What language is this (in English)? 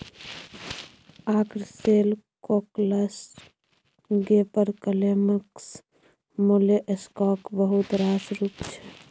Maithili